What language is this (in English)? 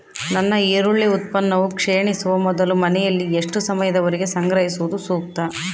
Kannada